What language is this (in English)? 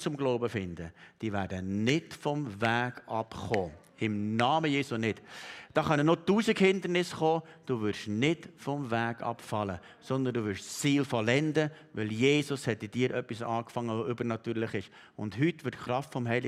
German